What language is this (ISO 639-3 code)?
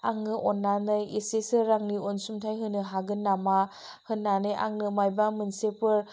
brx